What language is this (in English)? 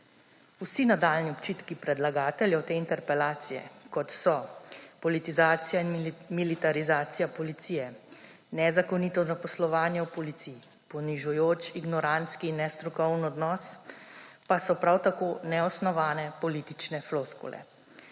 Slovenian